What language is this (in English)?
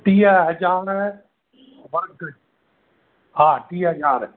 Sindhi